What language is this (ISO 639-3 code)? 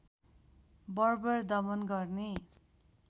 nep